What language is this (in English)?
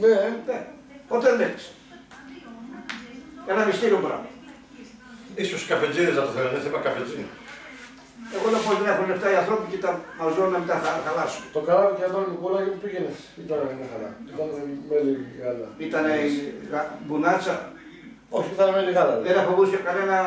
Greek